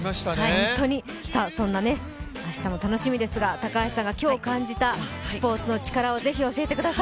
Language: Japanese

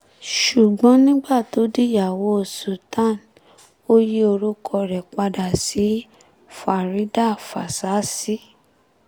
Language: Yoruba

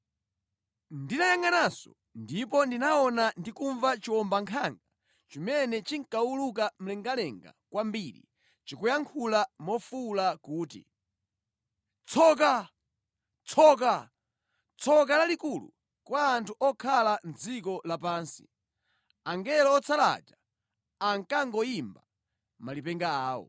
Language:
Nyanja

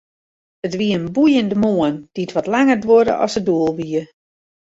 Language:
Western Frisian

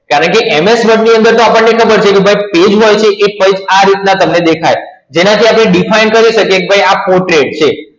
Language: Gujarati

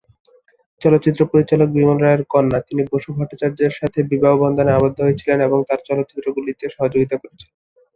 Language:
Bangla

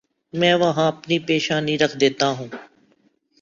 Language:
Urdu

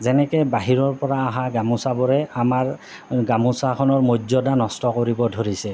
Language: Assamese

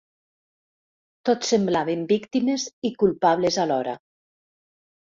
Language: Catalan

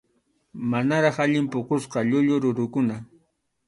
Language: Arequipa-La Unión Quechua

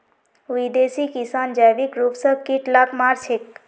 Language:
Magahi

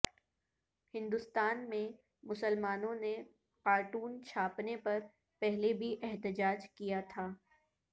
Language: Urdu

